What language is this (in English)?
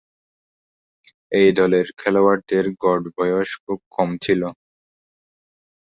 Bangla